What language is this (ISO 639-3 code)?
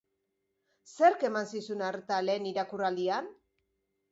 eus